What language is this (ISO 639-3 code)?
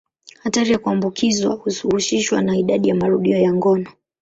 swa